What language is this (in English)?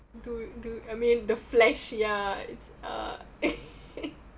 English